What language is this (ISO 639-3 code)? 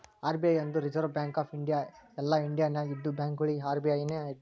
kan